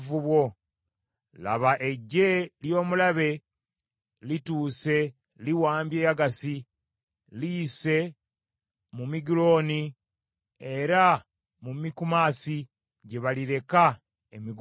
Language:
Ganda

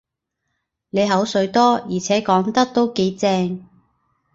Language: Cantonese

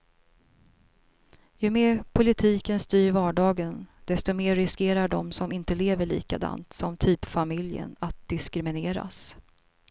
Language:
Swedish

